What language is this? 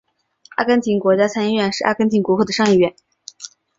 Chinese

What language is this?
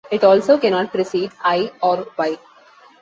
English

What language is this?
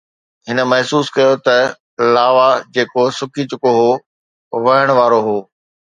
Sindhi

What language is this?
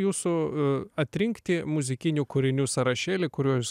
Lithuanian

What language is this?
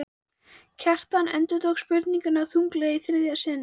Icelandic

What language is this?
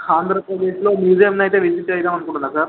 Telugu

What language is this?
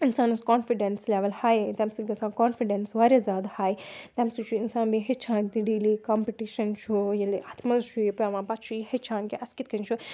Kashmiri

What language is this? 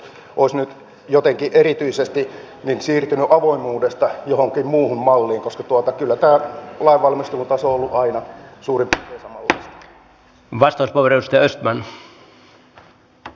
Finnish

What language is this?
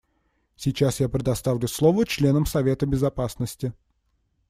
Russian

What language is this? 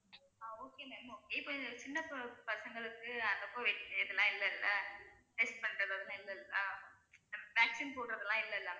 Tamil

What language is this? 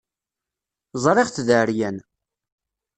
Kabyle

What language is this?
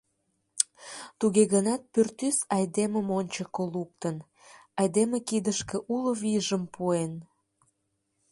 Mari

